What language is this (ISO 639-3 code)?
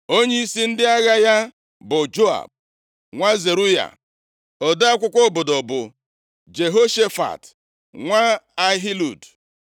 ibo